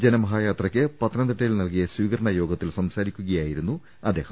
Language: Malayalam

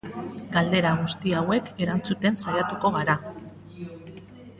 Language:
Basque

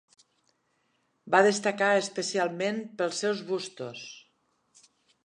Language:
Catalan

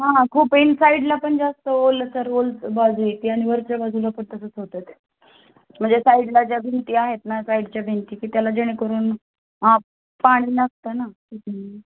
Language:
Marathi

